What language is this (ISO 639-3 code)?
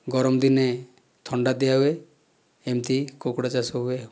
ori